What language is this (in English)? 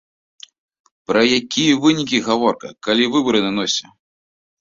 Belarusian